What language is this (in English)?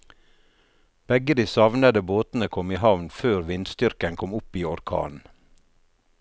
Norwegian